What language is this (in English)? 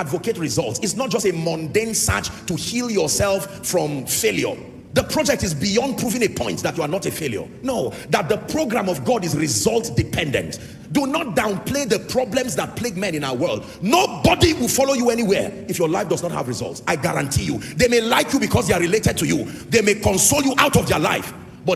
English